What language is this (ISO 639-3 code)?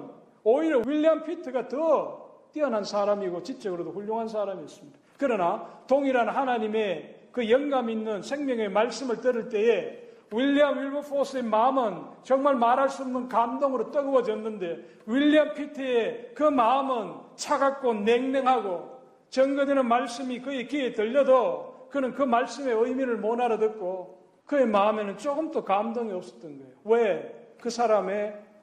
kor